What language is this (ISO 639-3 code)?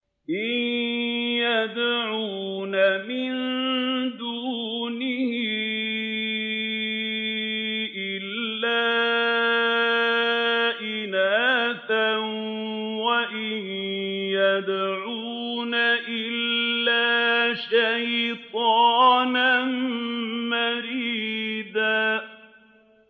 ara